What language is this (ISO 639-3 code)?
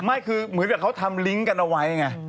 tha